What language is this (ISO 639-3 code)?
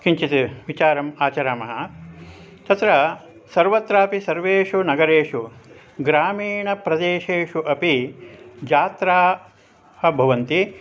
san